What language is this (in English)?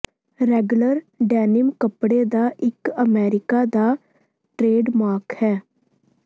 Punjabi